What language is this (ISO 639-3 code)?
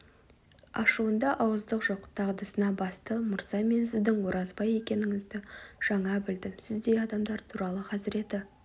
kaz